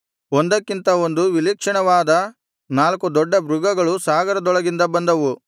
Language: Kannada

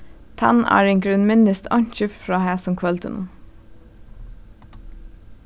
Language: Faroese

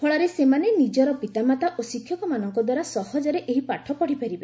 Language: Odia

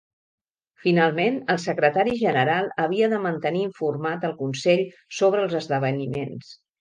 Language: Catalan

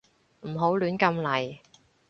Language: Cantonese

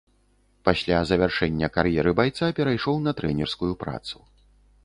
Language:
Belarusian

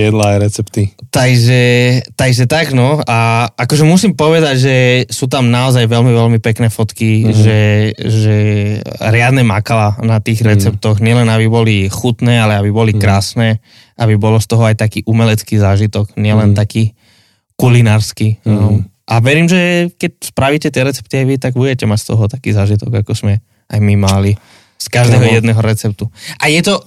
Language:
Slovak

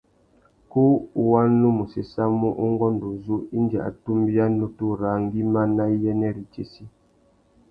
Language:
Tuki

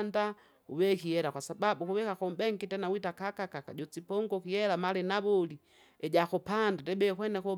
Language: Kinga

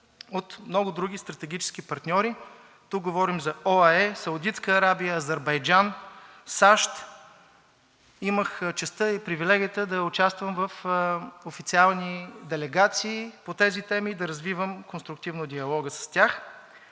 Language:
Bulgarian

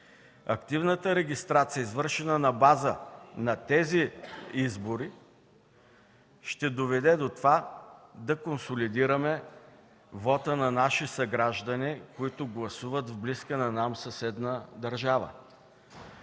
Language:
Bulgarian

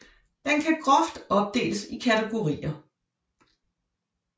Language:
Danish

